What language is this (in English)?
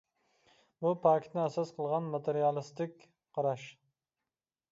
Uyghur